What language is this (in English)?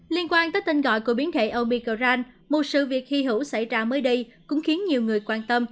Vietnamese